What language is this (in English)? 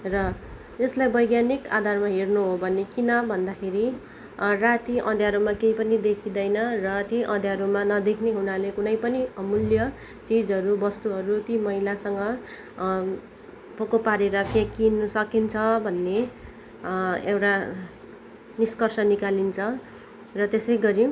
Nepali